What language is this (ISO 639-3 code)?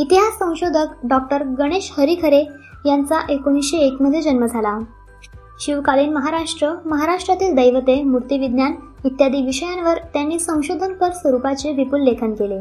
mar